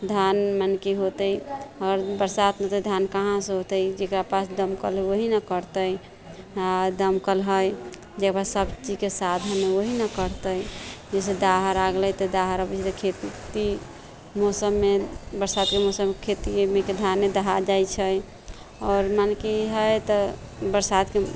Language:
Maithili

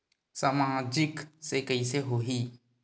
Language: Chhattisgarhi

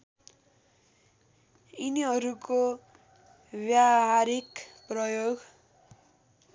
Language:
Nepali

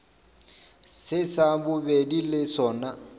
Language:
Northern Sotho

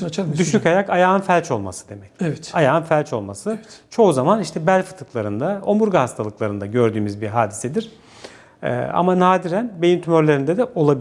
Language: Turkish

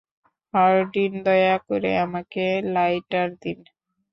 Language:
Bangla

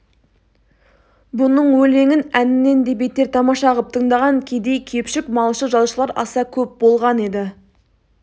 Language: Kazakh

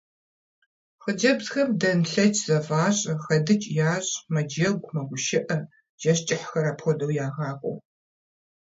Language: Kabardian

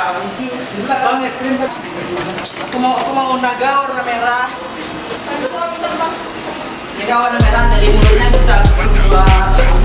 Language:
Indonesian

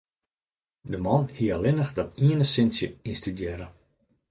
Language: Western Frisian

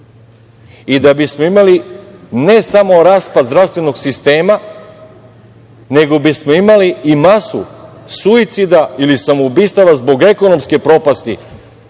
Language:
Serbian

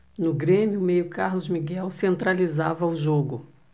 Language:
Portuguese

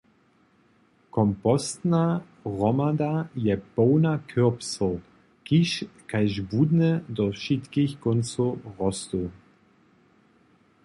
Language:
Upper Sorbian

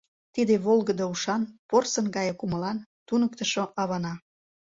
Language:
Mari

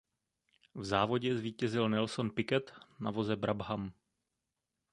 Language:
Czech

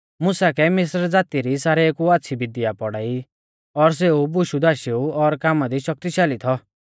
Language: Mahasu Pahari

